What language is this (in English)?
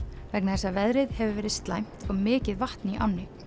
Icelandic